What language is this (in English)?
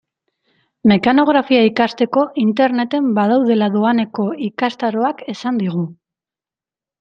Basque